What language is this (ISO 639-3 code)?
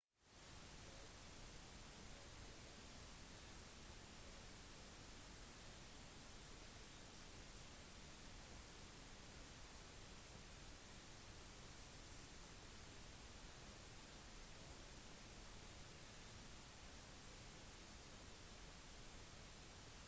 nob